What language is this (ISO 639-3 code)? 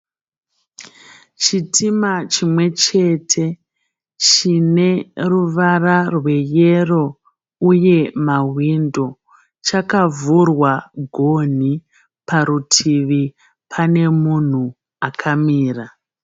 sna